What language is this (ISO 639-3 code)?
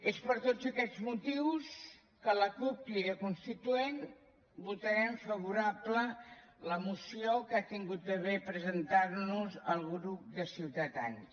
cat